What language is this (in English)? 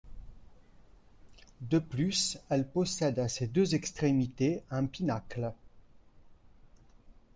French